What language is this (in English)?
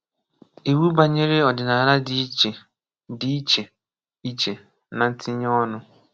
Igbo